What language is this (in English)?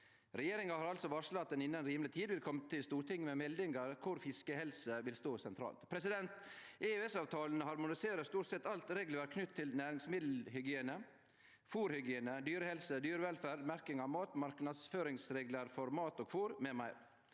Norwegian